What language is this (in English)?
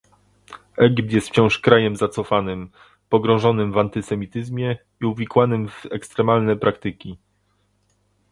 Polish